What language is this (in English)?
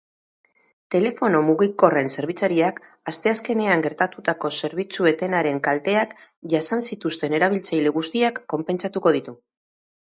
Basque